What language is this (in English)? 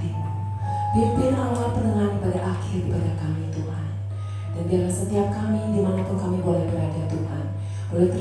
Indonesian